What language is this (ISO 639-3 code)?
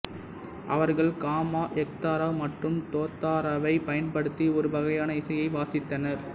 tam